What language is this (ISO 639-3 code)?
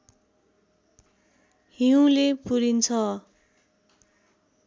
nep